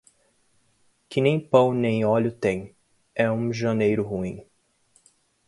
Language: Portuguese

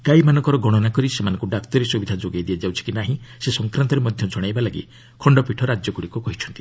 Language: Odia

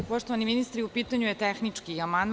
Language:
Serbian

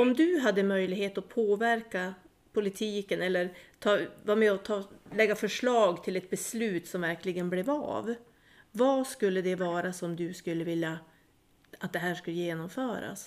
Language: Swedish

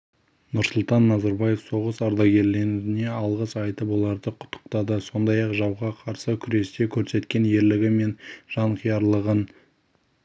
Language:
Kazakh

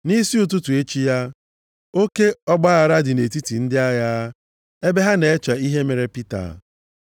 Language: Igbo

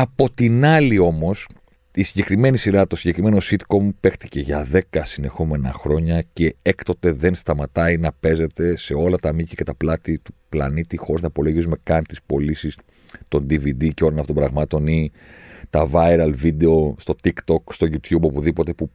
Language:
Greek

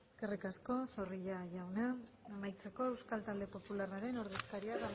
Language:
Basque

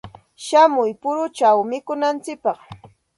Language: Santa Ana de Tusi Pasco Quechua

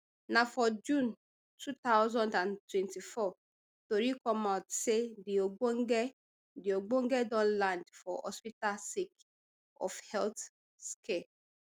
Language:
Nigerian Pidgin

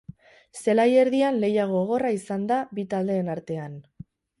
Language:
Basque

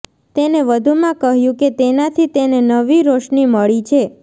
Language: Gujarati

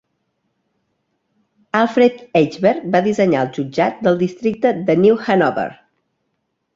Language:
Catalan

